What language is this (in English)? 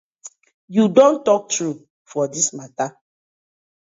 Nigerian Pidgin